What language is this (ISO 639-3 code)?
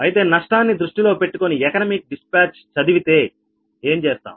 tel